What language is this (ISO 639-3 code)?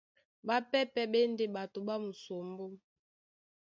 dua